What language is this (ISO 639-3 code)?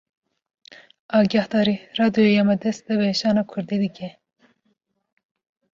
kur